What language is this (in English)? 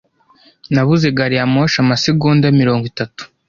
Kinyarwanda